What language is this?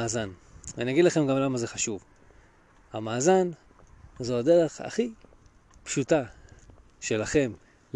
Hebrew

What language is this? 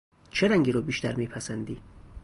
Persian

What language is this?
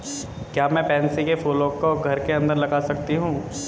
Hindi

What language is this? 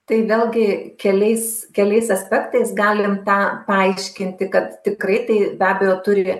Lithuanian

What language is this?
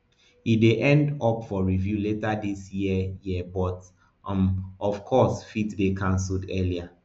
Nigerian Pidgin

